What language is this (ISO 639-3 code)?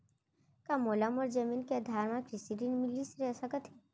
hne